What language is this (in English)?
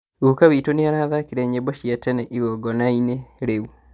Kikuyu